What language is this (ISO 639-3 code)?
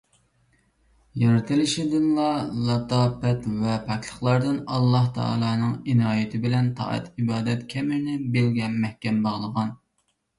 uig